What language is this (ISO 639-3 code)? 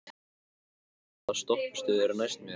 isl